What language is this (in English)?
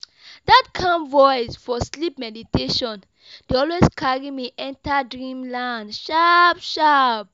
Nigerian Pidgin